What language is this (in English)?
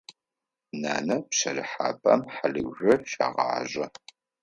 Adyghe